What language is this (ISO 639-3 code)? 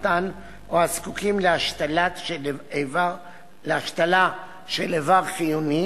heb